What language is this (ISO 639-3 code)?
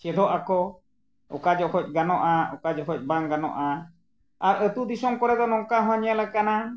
sat